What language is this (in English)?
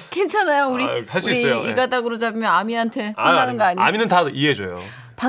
Korean